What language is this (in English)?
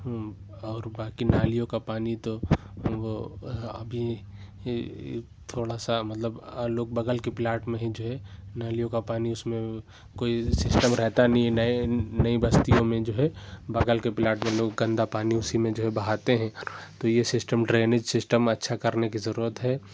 Urdu